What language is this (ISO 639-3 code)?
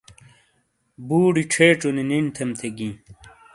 scl